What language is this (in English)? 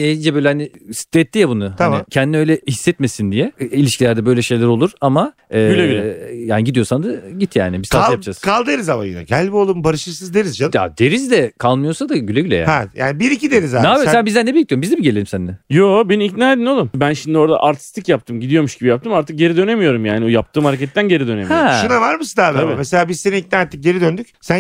Turkish